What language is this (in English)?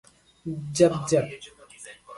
Bangla